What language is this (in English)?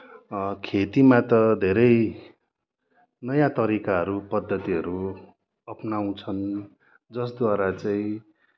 Nepali